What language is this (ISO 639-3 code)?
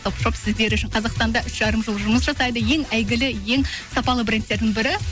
kaz